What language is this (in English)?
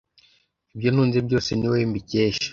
Kinyarwanda